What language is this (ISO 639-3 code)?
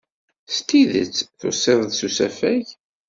kab